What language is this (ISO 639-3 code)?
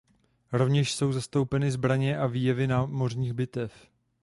ces